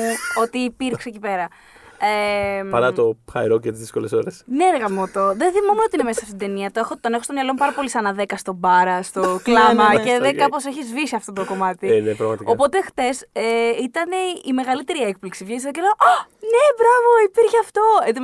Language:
Greek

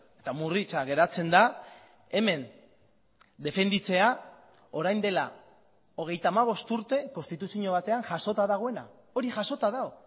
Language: Basque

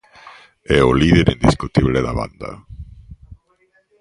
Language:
Galician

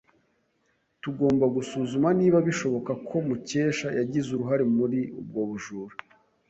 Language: Kinyarwanda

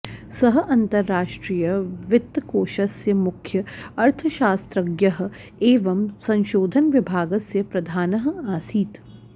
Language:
Sanskrit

